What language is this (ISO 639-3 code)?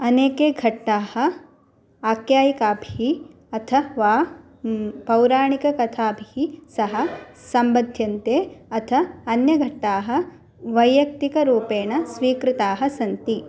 san